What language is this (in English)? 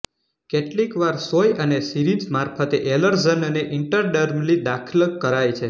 Gujarati